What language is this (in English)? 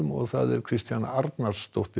Icelandic